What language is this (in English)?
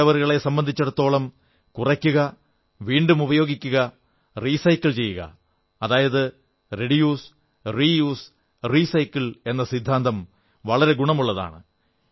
Malayalam